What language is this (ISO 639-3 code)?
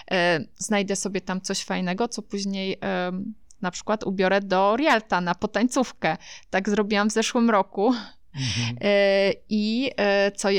pol